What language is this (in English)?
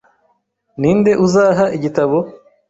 Kinyarwanda